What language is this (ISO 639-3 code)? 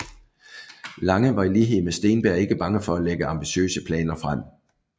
dan